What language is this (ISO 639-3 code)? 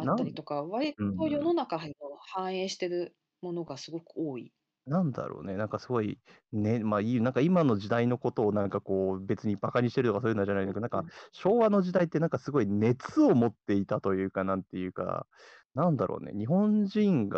jpn